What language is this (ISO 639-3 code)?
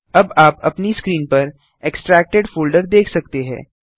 hin